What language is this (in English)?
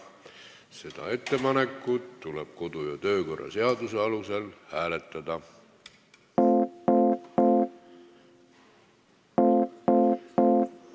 Estonian